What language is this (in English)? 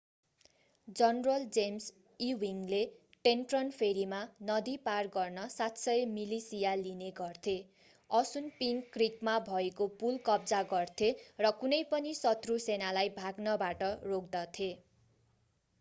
Nepali